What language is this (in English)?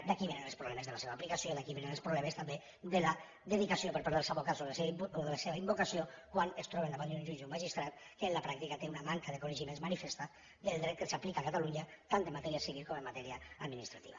Catalan